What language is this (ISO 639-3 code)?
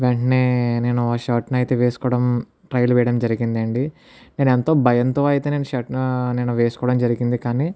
tel